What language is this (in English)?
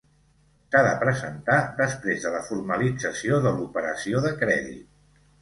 Catalan